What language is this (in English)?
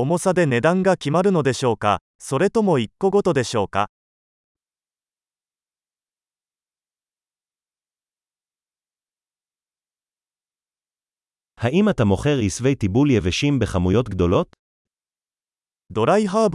Hebrew